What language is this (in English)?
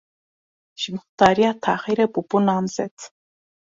Kurdish